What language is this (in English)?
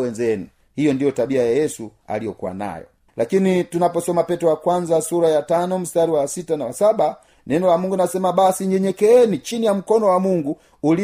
Swahili